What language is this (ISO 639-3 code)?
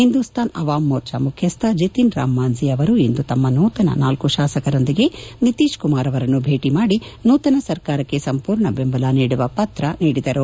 kan